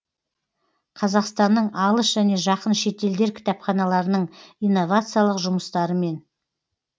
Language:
Kazakh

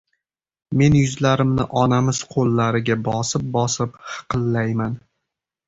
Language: Uzbek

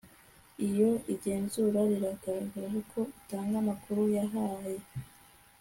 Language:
Kinyarwanda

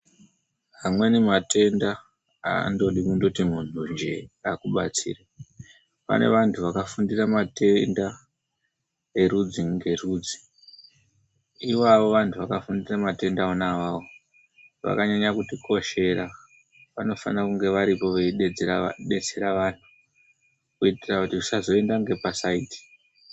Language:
Ndau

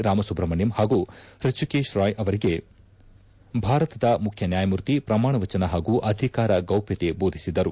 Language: Kannada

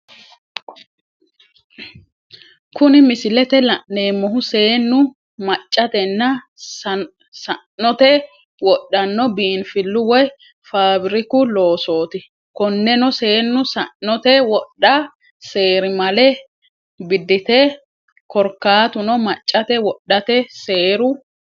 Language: Sidamo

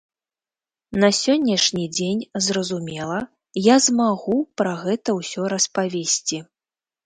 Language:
Belarusian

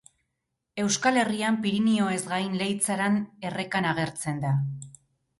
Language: Basque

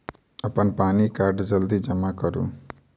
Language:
Maithili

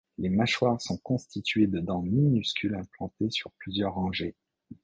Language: French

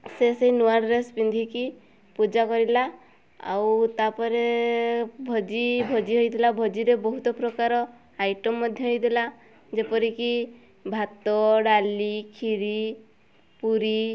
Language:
Odia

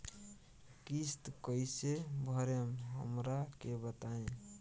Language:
Bhojpuri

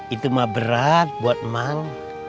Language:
Indonesian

